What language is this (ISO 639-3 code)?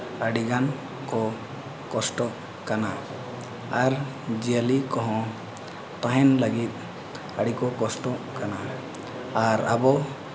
sat